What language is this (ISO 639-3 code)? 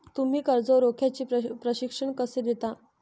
mar